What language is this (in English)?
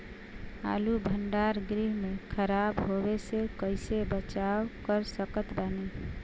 Bhojpuri